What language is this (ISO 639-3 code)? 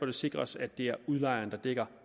dan